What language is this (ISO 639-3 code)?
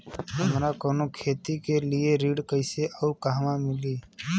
bho